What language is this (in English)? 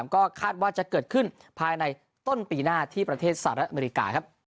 Thai